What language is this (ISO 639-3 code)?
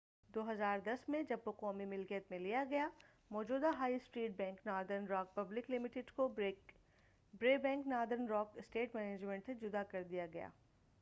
urd